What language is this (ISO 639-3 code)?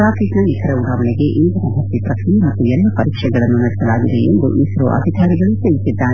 kan